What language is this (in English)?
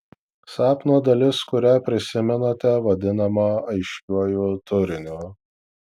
Lithuanian